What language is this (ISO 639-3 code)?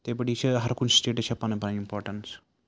kas